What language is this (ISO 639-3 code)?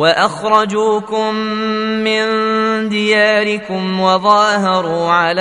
ara